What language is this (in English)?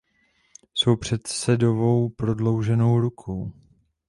Czech